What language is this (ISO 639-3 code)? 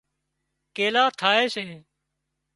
kxp